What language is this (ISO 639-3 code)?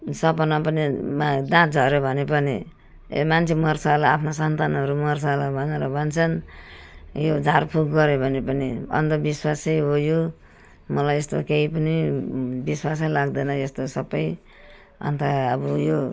nep